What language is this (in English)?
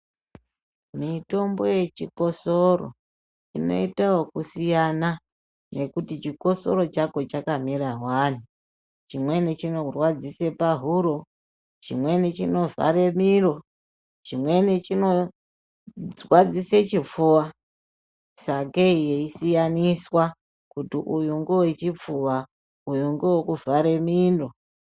Ndau